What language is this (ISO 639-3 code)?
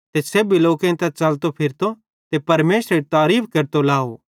bhd